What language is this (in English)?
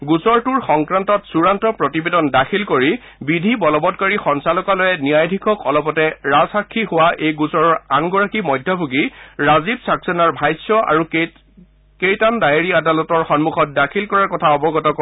Assamese